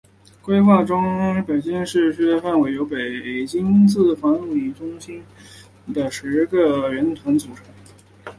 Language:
Chinese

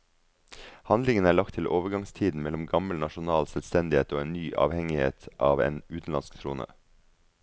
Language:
Norwegian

